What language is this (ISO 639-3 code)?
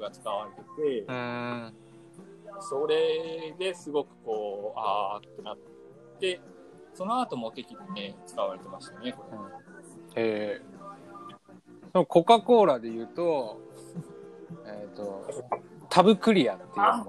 jpn